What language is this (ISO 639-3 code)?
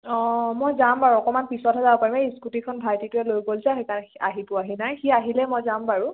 asm